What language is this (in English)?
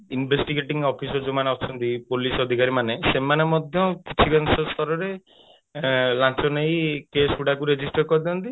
Odia